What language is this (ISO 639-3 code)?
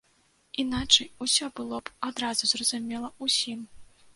bel